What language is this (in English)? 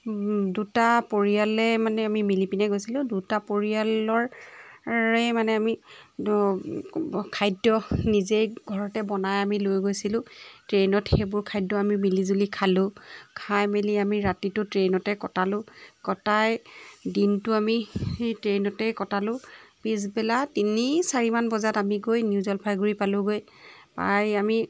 Assamese